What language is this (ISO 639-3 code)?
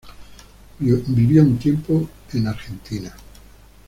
spa